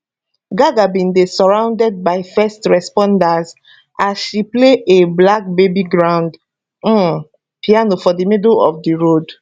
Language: Nigerian Pidgin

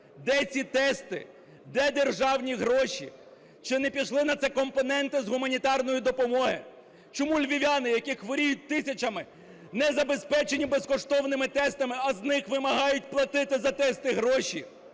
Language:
Ukrainian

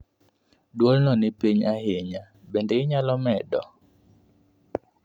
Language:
Luo (Kenya and Tanzania)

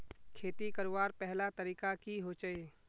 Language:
Magahi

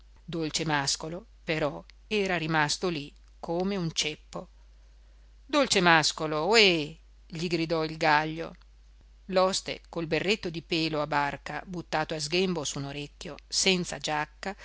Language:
Italian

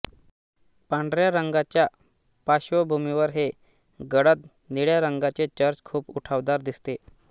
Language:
Marathi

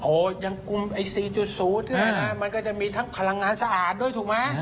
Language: Thai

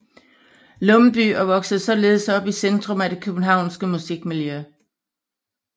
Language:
Danish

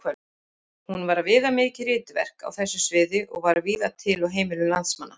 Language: Icelandic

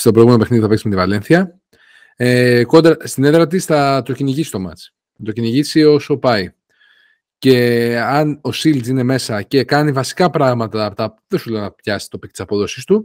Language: Greek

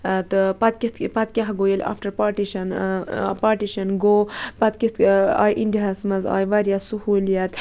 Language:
Kashmiri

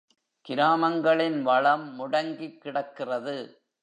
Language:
Tamil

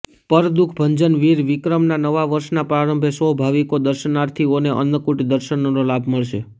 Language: Gujarati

